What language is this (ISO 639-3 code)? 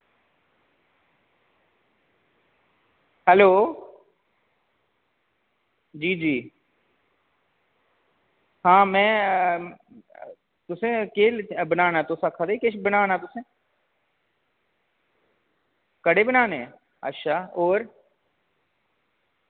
doi